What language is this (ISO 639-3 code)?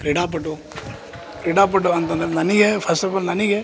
kan